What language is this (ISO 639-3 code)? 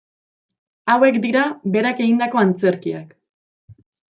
eus